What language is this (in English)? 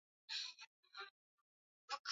Swahili